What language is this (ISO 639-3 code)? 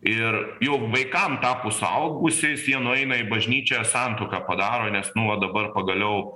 lit